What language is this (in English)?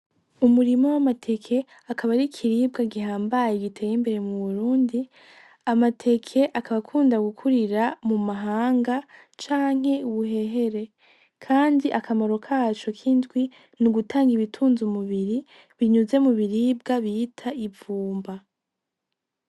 Rundi